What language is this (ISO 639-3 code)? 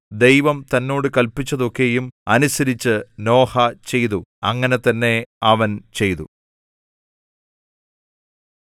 mal